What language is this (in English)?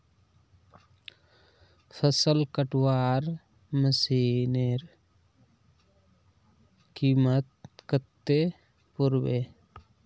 Magahi